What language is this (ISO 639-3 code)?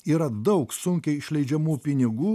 lit